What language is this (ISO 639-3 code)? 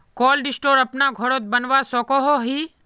mag